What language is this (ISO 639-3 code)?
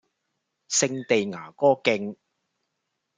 yue